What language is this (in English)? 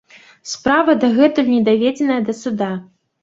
Belarusian